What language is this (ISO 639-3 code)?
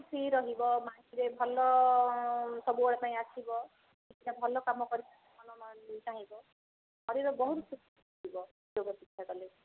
ori